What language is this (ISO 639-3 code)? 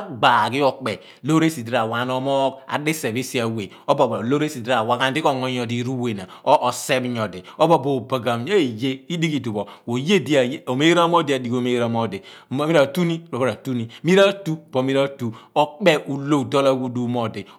abn